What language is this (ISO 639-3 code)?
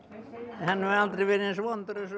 isl